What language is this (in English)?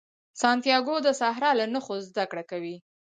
Pashto